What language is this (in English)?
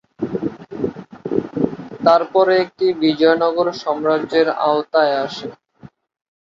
Bangla